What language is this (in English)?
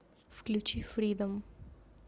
Russian